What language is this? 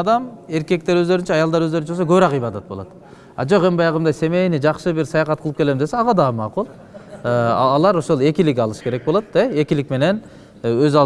Turkish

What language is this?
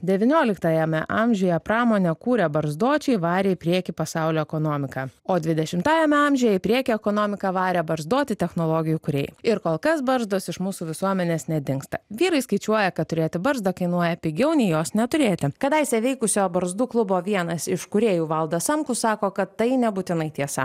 Lithuanian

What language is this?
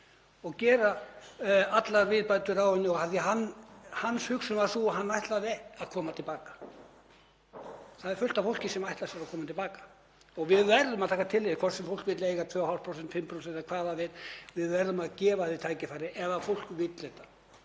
Icelandic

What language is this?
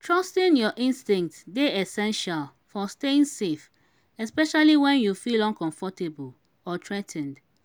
Nigerian Pidgin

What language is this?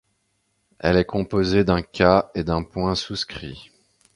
French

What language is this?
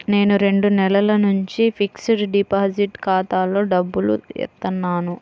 Telugu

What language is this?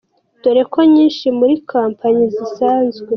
Kinyarwanda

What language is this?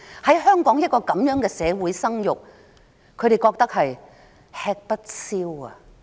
Cantonese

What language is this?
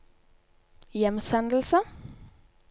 Norwegian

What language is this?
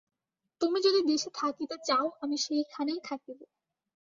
Bangla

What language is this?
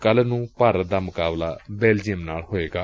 Punjabi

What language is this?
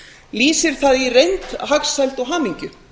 Icelandic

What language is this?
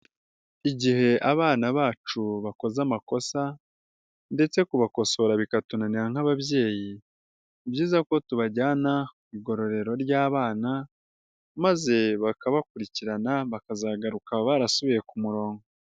Kinyarwanda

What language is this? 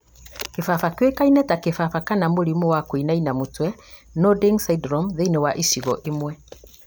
Kikuyu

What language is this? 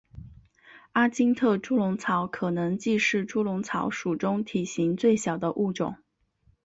Chinese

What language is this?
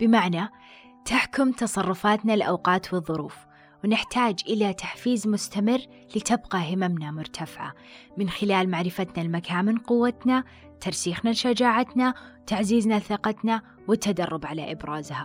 Arabic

